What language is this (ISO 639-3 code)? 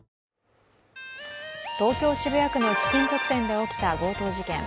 jpn